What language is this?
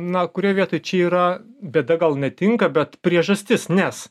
Lithuanian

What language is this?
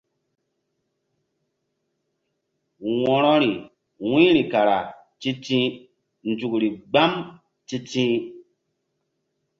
Mbum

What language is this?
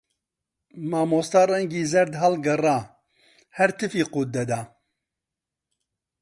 Central Kurdish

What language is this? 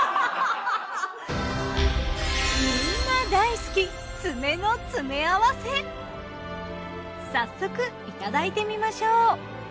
Japanese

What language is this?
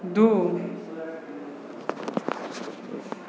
Maithili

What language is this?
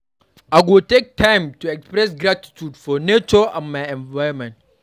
Nigerian Pidgin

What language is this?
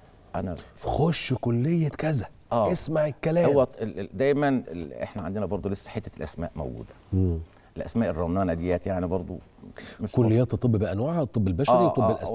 Arabic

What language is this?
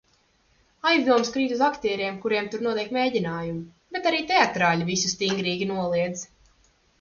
Latvian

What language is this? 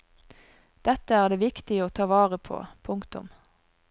Norwegian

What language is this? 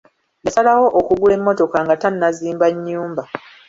Ganda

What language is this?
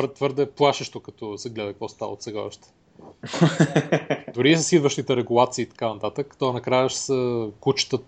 Bulgarian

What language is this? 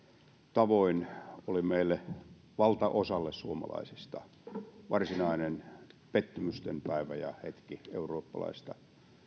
Finnish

